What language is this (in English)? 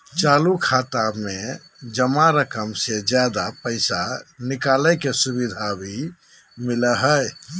Magahi